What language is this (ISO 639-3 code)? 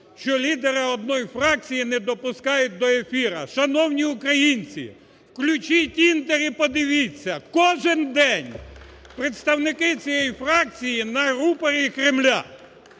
ukr